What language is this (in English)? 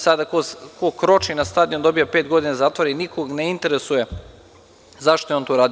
Serbian